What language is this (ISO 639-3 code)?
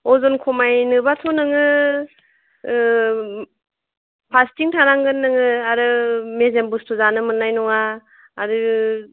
brx